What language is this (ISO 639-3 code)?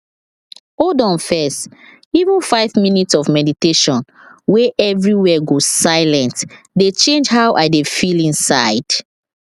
pcm